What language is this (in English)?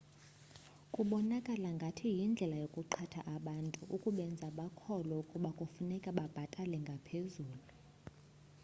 Xhosa